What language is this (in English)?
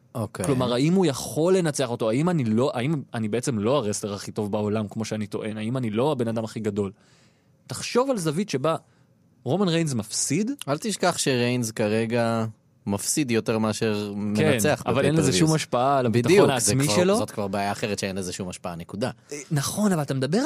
Hebrew